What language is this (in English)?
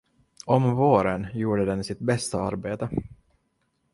Swedish